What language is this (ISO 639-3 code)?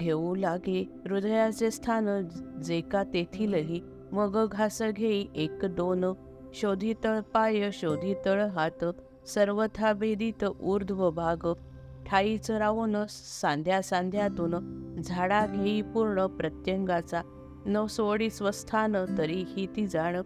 mar